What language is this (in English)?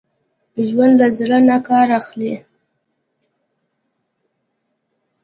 Pashto